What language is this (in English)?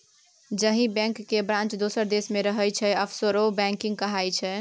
Maithili